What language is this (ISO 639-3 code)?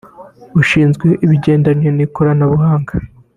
kin